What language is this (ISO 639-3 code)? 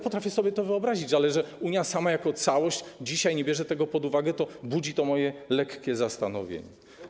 pol